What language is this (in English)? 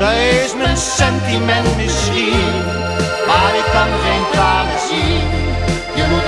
Dutch